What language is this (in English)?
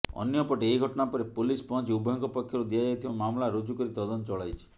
Odia